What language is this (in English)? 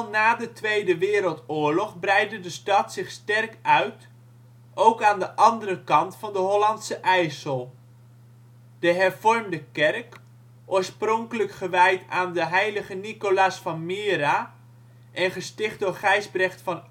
Dutch